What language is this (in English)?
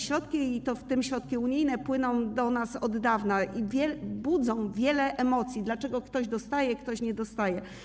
Polish